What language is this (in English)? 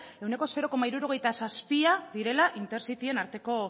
Basque